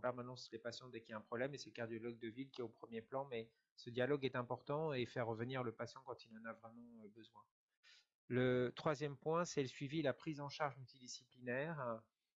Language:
French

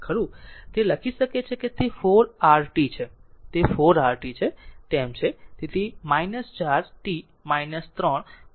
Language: Gujarati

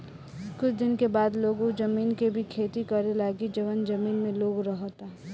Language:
Bhojpuri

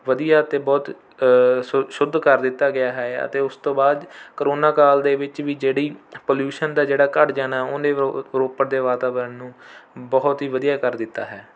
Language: Punjabi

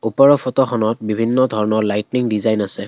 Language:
Assamese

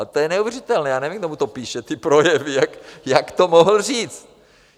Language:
Czech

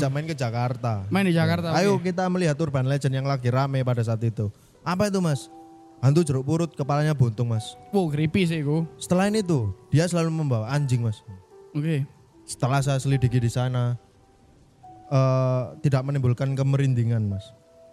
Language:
Indonesian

